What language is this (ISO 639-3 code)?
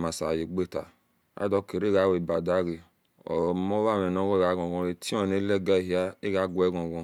ish